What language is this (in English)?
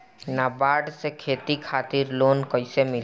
Bhojpuri